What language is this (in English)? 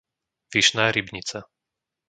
Slovak